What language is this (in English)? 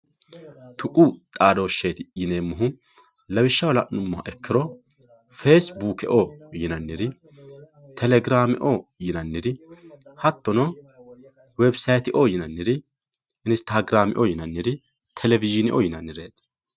Sidamo